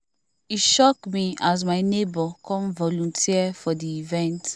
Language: Nigerian Pidgin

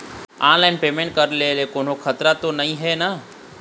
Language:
Chhattisgarhi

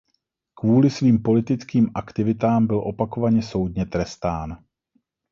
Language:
Czech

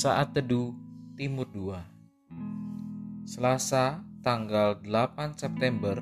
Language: Indonesian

